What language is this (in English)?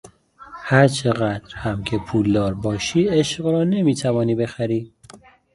Persian